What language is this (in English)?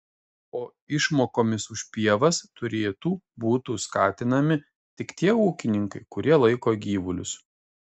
Lithuanian